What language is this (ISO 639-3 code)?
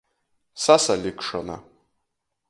ltg